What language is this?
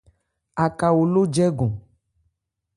Ebrié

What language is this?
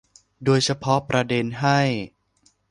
Thai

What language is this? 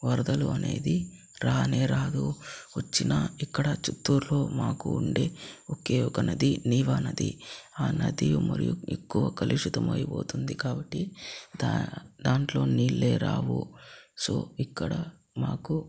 Telugu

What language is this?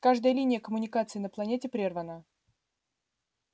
Russian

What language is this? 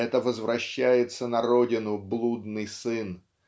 Russian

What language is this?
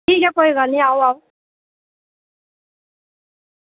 Dogri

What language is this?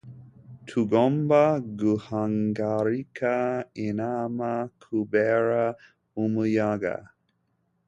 Kinyarwanda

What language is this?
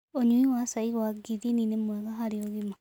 Kikuyu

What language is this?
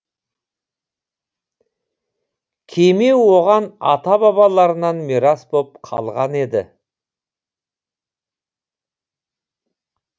Kazakh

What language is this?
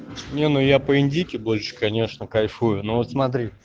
Russian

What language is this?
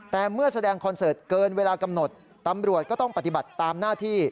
Thai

